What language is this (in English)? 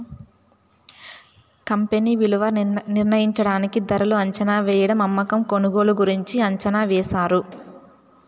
Telugu